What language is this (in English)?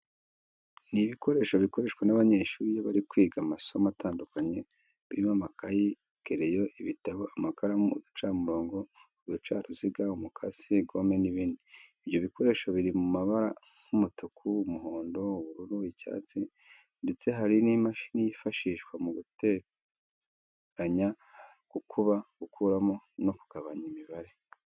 Kinyarwanda